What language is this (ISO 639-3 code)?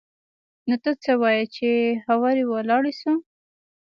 pus